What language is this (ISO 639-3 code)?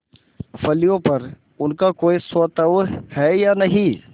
hin